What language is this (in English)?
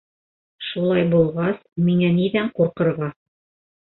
Bashkir